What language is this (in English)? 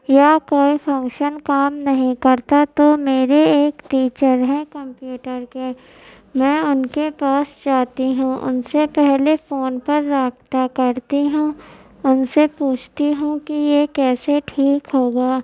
Urdu